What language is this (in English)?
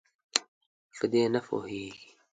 Pashto